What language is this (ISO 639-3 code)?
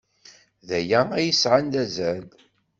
kab